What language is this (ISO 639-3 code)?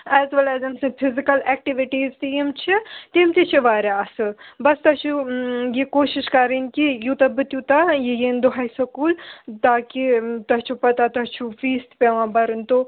kas